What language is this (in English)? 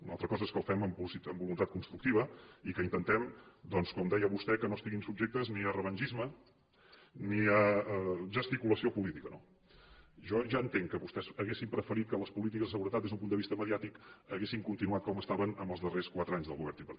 Catalan